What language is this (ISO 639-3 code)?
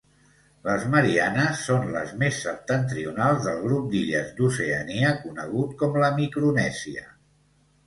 cat